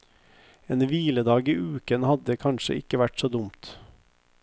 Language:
Norwegian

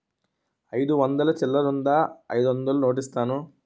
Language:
Telugu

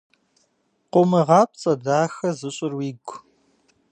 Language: Kabardian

